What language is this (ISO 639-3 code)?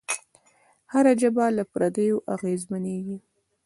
pus